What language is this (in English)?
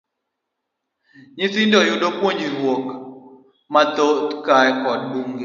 Luo (Kenya and Tanzania)